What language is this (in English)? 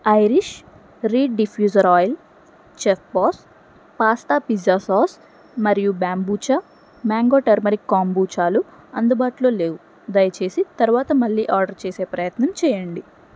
Telugu